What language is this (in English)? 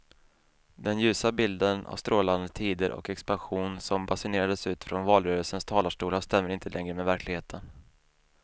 Swedish